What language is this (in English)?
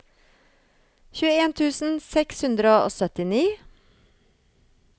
Norwegian